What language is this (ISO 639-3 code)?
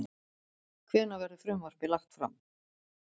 isl